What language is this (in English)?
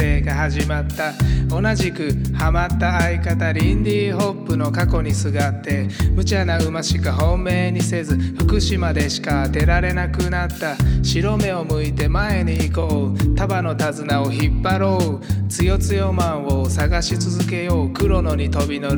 Japanese